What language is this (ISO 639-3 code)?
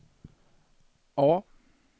swe